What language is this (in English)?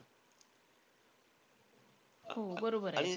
Marathi